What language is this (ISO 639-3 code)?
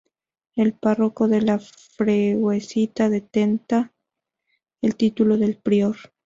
spa